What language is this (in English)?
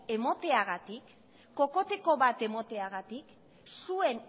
Basque